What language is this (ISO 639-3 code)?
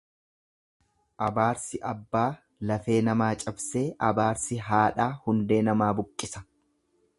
orm